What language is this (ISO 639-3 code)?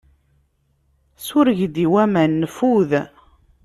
kab